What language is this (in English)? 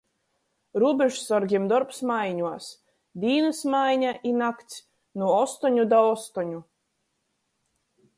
Latgalian